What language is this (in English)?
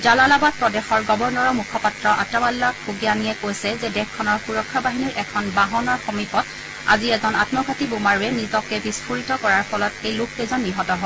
Assamese